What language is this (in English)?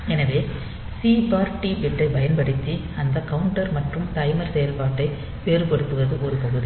Tamil